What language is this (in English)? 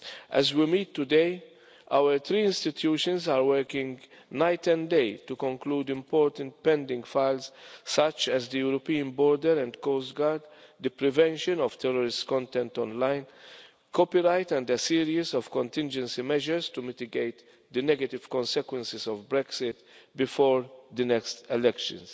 English